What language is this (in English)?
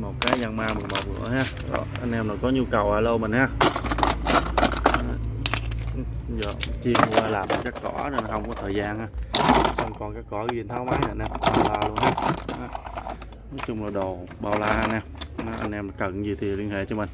Vietnamese